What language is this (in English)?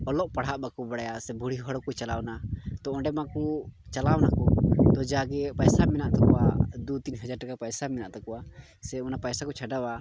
Santali